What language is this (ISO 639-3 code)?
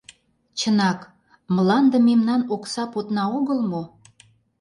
chm